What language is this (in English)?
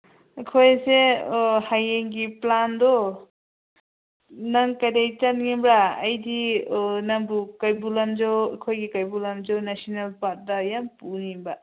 Manipuri